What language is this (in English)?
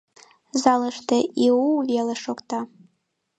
Mari